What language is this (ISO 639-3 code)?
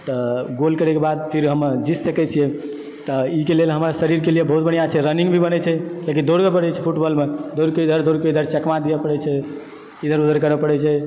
mai